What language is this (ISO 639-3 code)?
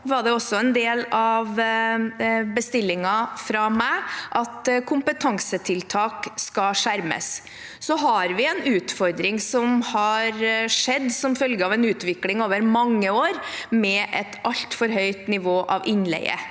nor